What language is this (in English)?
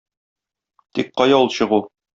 Tatar